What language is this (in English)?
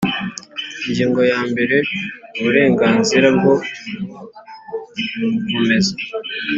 Kinyarwanda